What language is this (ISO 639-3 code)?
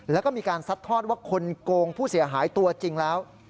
tha